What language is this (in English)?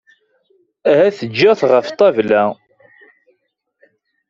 Kabyle